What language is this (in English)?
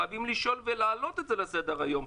Hebrew